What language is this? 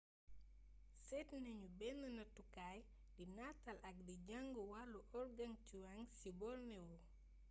Wolof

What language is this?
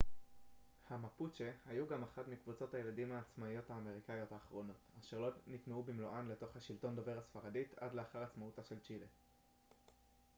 Hebrew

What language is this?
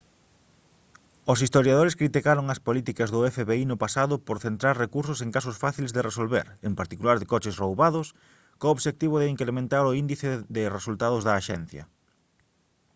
Galician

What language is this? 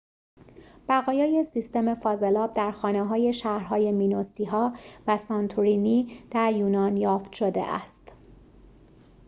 Persian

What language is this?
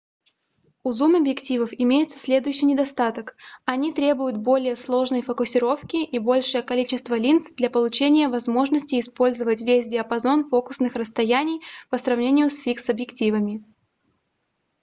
Russian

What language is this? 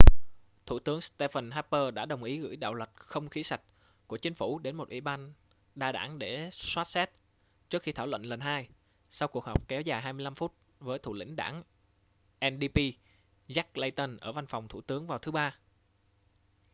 Vietnamese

